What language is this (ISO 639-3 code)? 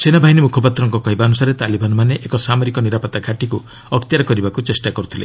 ori